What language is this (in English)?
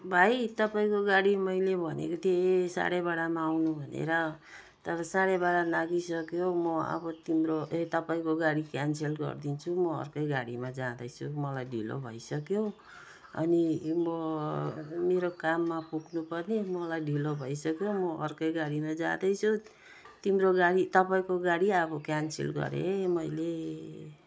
Nepali